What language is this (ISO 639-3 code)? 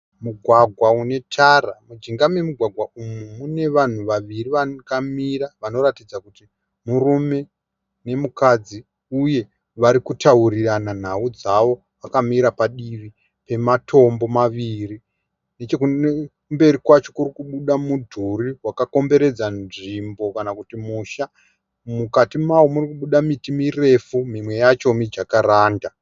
sna